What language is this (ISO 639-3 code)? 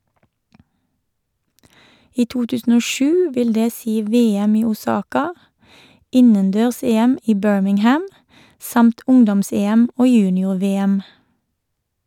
nor